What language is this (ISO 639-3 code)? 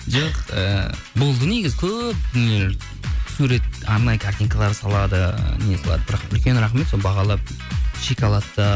kaz